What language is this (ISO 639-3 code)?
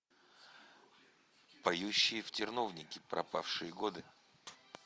rus